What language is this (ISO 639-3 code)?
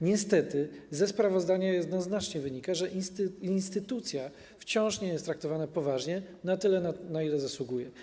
pol